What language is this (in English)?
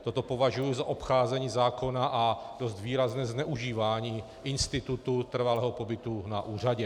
Czech